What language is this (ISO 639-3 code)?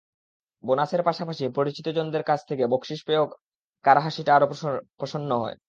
ben